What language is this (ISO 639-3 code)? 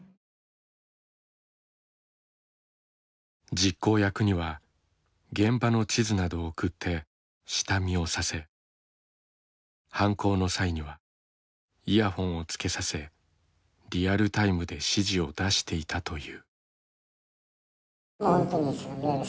jpn